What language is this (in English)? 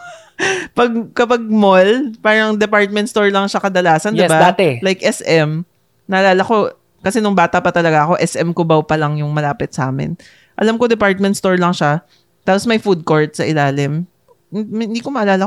Filipino